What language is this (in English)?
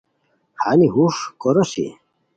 Khowar